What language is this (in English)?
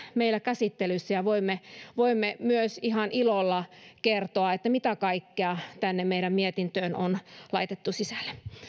Finnish